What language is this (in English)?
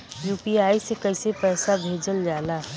Bhojpuri